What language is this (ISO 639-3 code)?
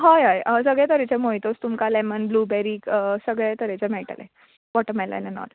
kok